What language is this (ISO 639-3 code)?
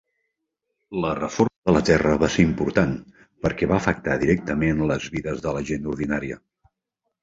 cat